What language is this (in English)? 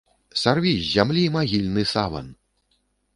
Belarusian